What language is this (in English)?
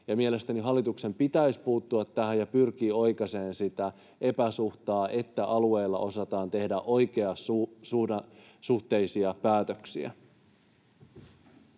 Finnish